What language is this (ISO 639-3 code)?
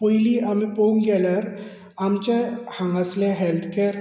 kok